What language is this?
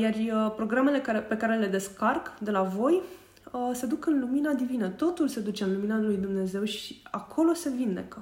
Romanian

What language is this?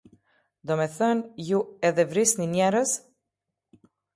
Albanian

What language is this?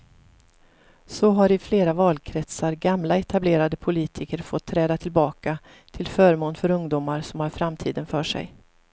Swedish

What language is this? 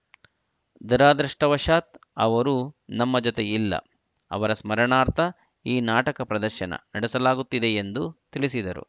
Kannada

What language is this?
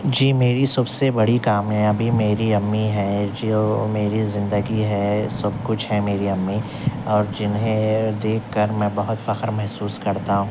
Urdu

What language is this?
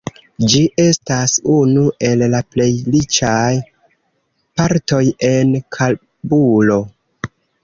Esperanto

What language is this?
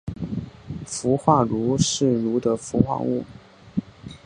Chinese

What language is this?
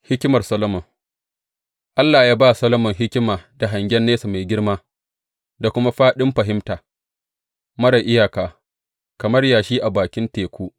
Hausa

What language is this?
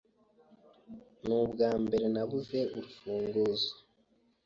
Kinyarwanda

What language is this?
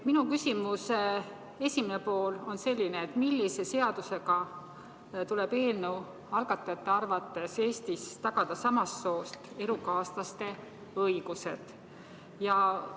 Estonian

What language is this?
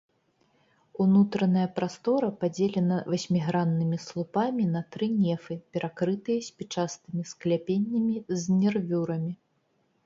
Belarusian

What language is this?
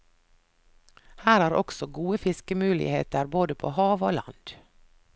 Norwegian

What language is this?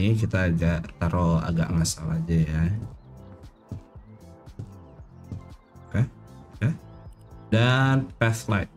Indonesian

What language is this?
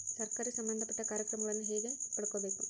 Kannada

